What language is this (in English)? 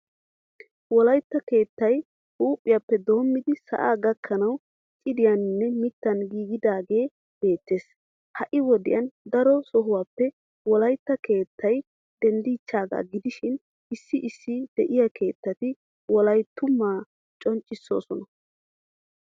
Wolaytta